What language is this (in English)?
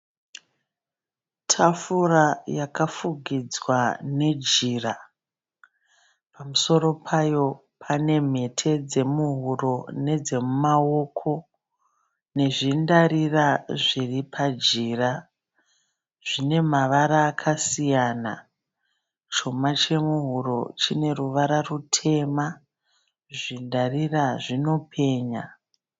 Shona